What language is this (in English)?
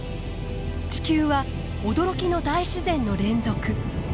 Japanese